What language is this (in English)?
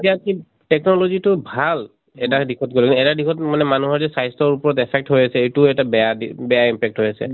Assamese